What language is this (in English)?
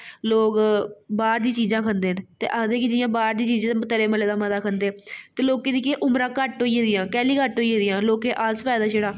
Dogri